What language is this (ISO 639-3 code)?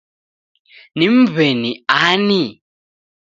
dav